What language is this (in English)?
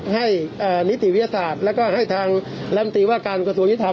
Thai